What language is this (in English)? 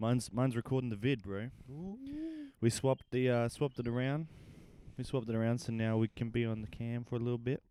English